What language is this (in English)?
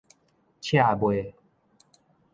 Min Nan Chinese